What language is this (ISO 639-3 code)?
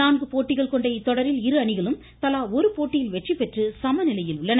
tam